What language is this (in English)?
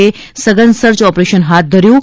Gujarati